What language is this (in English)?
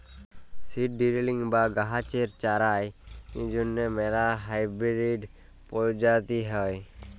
Bangla